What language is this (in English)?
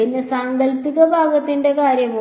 Malayalam